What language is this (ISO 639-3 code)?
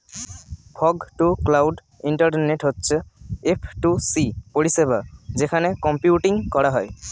ben